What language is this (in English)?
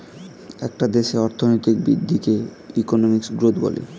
Bangla